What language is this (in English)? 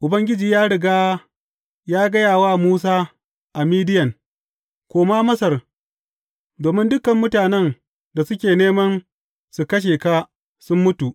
Hausa